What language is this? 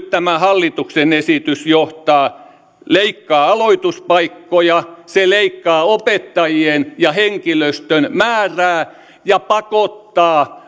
Finnish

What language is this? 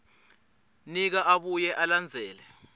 Swati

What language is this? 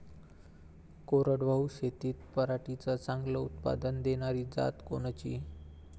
Marathi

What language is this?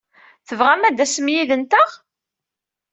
Kabyle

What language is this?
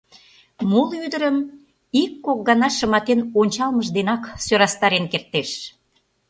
Mari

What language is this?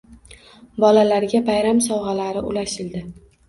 Uzbek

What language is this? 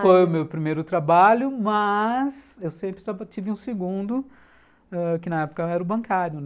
Portuguese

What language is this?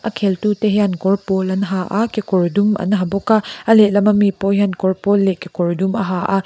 Mizo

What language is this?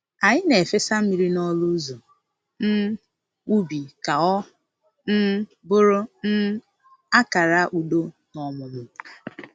Igbo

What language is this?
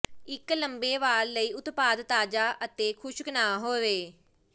Punjabi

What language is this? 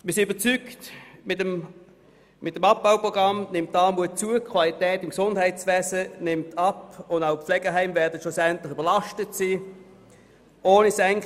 Swiss German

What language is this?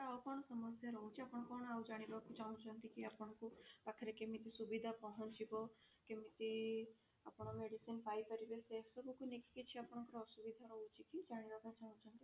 Odia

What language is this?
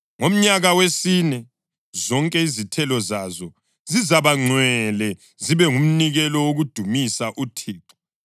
North Ndebele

